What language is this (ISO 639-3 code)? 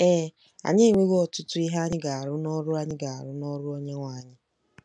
ibo